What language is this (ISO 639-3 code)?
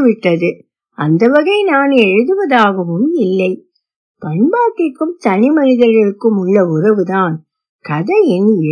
tam